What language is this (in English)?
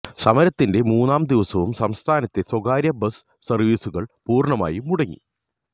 Malayalam